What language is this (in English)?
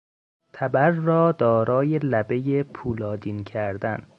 Persian